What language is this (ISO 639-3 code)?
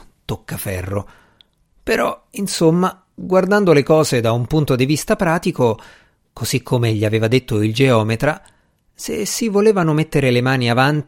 ita